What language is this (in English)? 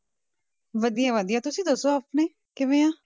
Punjabi